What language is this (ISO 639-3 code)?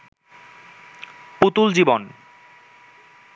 ben